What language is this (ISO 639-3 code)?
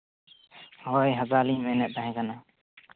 sat